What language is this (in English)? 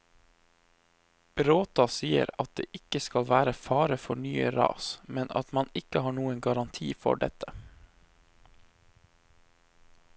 Norwegian